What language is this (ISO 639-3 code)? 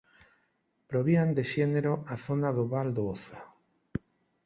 glg